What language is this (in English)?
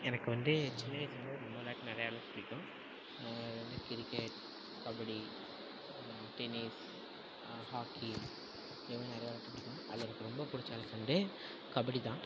Tamil